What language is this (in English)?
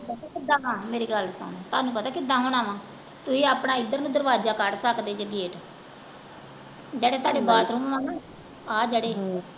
Punjabi